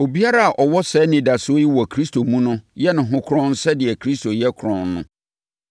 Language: Akan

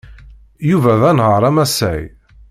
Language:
Kabyle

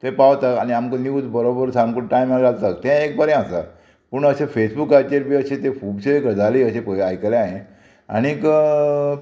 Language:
Konkani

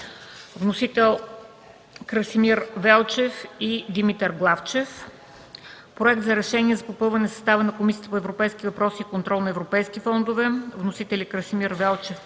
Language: Bulgarian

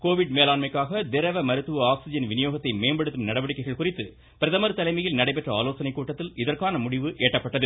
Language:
Tamil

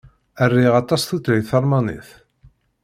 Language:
Kabyle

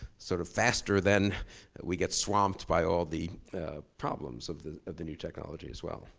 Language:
English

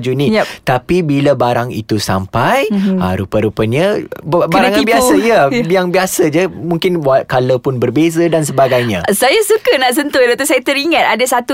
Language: Malay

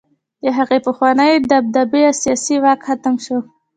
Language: Pashto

